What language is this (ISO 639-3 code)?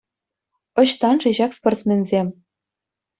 chv